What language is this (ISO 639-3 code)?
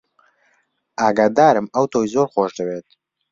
ckb